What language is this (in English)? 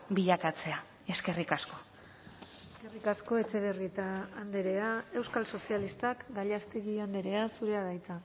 Basque